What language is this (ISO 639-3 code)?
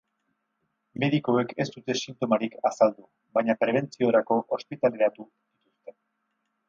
eus